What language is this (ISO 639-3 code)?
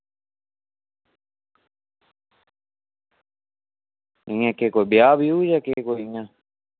doi